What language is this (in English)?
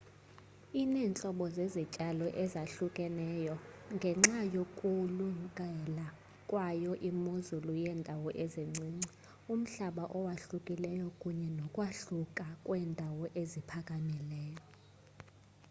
Xhosa